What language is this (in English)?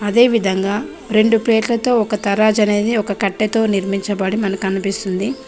Telugu